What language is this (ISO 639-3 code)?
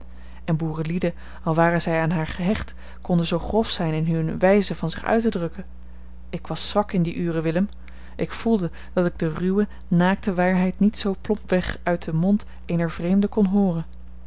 nld